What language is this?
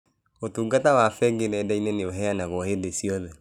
Kikuyu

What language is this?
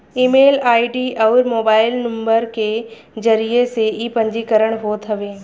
Bhojpuri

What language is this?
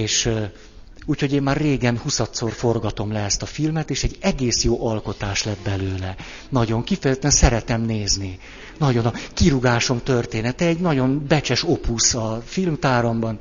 Hungarian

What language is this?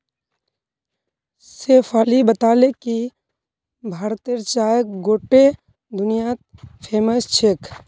Magahi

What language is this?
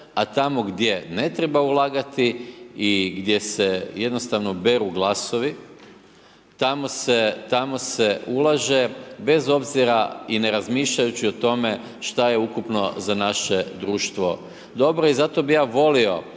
Croatian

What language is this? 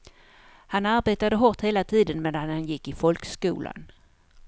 Swedish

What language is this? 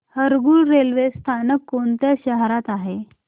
Marathi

